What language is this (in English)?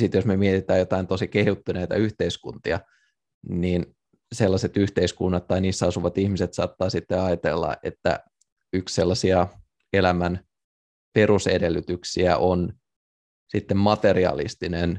Finnish